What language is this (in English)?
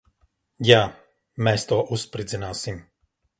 Latvian